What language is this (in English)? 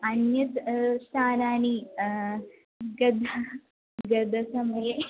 Sanskrit